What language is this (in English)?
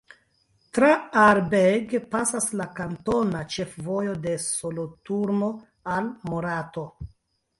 Esperanto